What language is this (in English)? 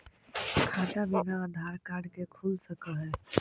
Magahi